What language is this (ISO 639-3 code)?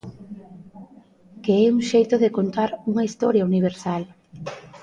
glg